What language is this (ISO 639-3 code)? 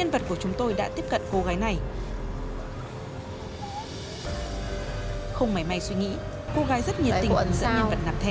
vie